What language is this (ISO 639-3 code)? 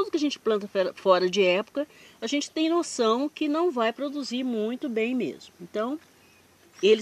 por